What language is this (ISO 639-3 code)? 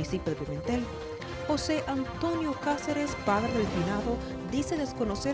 spa